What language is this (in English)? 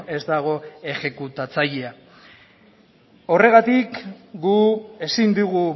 Basque